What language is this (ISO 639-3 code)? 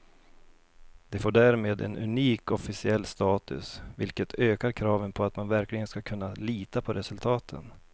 swe